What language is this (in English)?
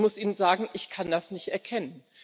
German